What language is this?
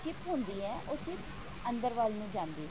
Punjabi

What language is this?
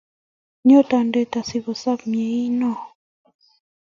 Kalenjin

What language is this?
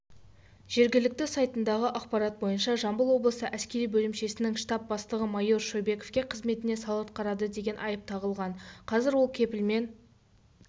Kazakh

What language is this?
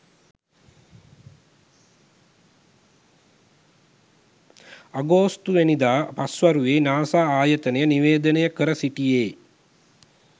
Sinhala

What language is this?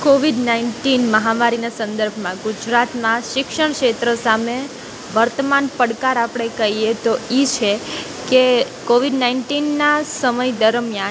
Gujarati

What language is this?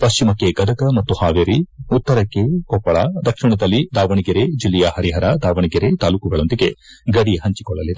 Kannada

